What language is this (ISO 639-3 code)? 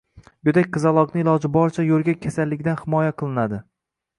uzb